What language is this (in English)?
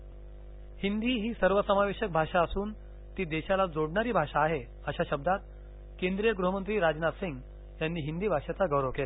Marathi